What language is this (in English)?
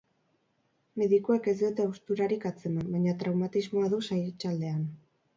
Basque